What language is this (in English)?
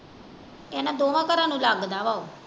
Punjabi